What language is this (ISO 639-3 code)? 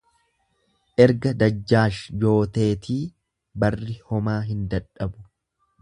orm